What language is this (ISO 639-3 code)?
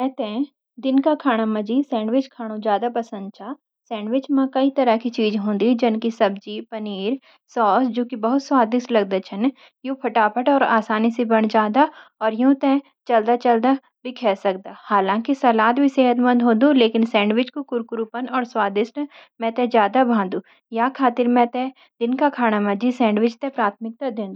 gbm